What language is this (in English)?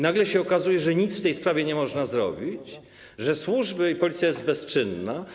Polish